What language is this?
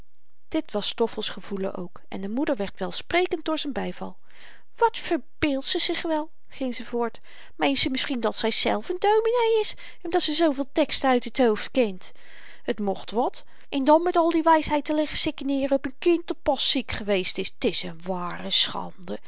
Dutch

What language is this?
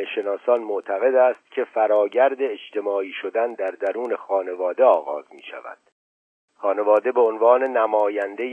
Persian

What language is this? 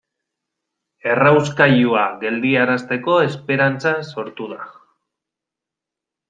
Basque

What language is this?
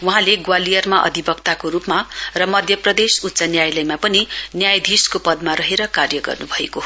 Nepali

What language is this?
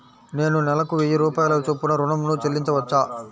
Telugu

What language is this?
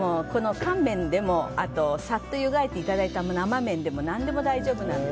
Japanese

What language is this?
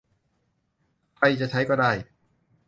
Thai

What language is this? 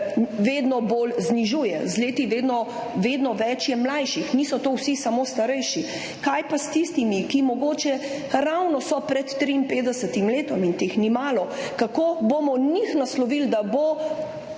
Slovenian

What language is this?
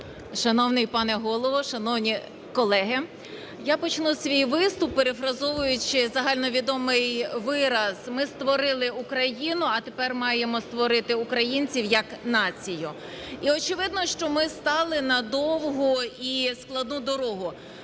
Ukrainian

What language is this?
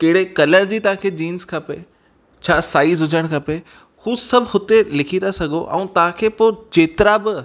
Sindhi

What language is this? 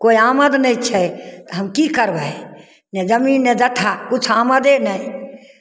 Maithili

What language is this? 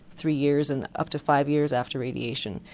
English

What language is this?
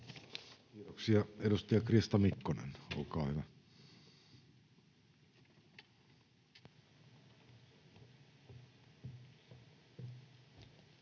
Finnish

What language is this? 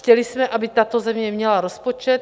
Czech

